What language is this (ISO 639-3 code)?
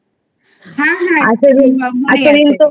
ben